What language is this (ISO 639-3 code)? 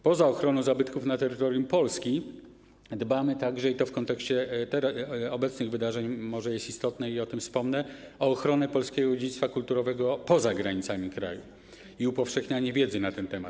pol